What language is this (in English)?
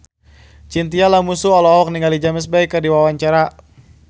Sundanese